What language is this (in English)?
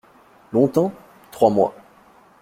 French